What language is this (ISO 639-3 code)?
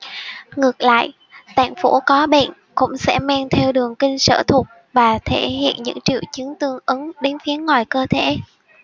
vie